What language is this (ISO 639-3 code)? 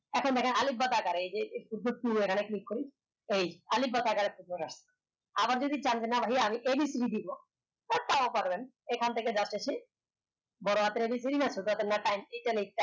ben